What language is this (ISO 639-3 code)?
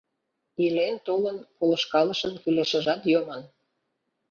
chm